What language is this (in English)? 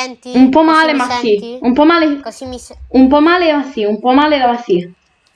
Italian